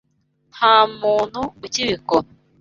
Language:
Kinyarwanda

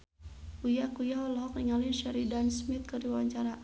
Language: Sundanese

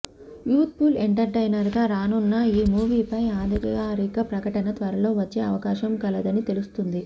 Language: Telugu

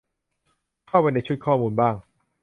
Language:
Thai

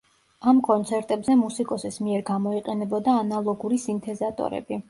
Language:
Georgian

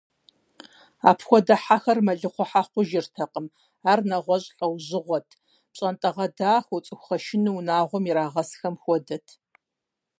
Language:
Kabardian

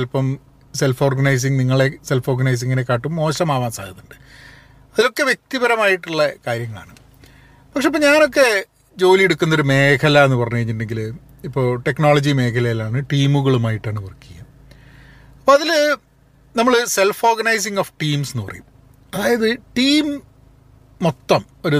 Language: Malayalam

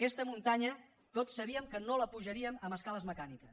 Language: Catalan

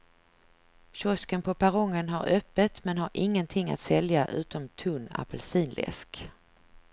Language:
Swedish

